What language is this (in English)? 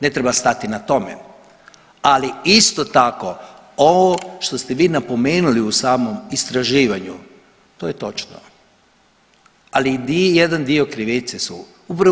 Croatian